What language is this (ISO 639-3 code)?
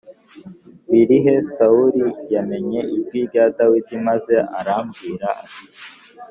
kin